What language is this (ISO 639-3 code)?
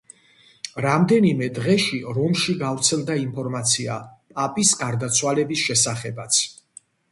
kat